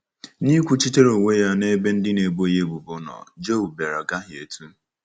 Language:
Igbo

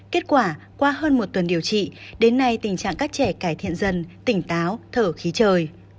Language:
Vietnamese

